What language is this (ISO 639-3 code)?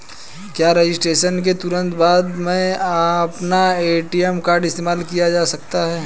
hin